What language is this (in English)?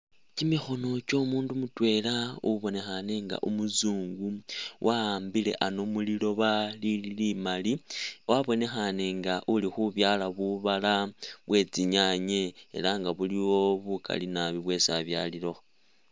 Masaaba